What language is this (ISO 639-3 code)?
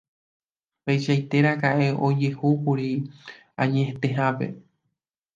grn